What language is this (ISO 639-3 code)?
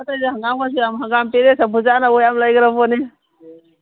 mni